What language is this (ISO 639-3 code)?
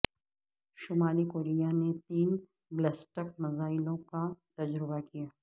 urd